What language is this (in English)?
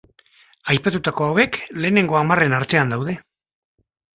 Basque